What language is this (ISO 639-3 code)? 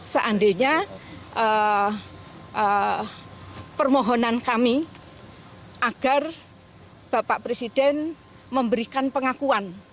ind